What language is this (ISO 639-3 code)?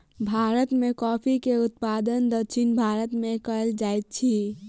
mai